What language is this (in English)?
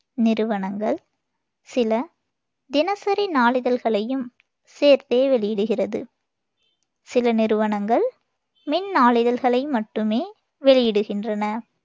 Tamil